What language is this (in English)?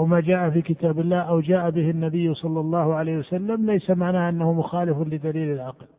Arabic